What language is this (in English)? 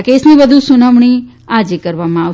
Gujarati